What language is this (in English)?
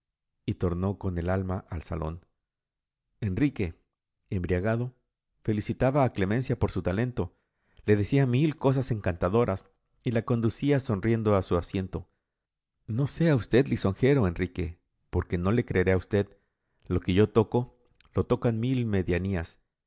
Spanish